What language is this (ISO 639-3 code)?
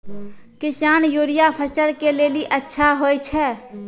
mai